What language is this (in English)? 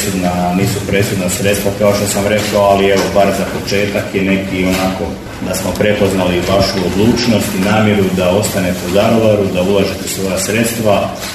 Croatian